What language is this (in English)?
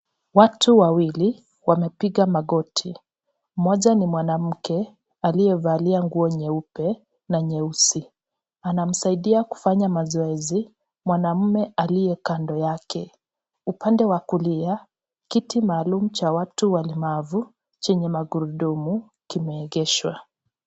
Swahili